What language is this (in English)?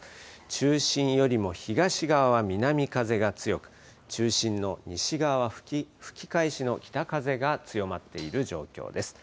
Japanese